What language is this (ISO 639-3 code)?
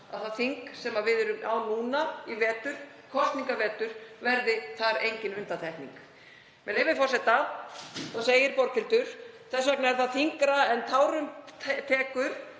isl